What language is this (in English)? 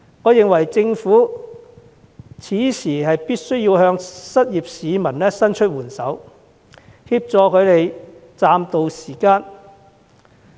Cantonese